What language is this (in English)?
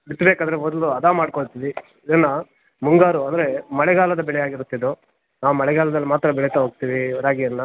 Kannada